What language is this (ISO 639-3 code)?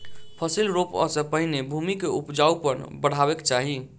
mai